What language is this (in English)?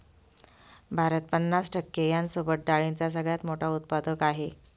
Marathi